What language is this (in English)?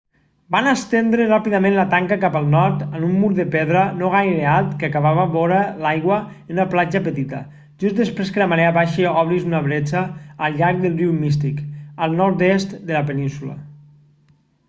Catalan